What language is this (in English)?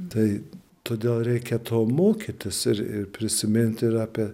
Lithuanian